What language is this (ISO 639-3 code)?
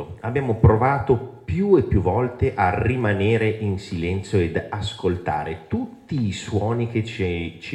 ita